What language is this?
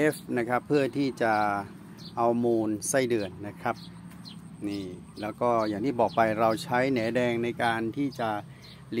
Thai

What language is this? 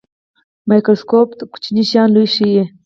Pashto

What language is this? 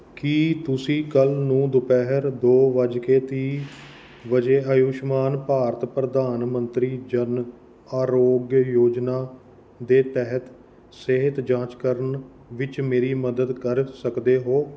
Punjabi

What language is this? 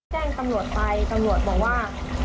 Thai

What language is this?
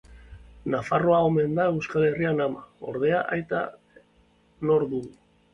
Basque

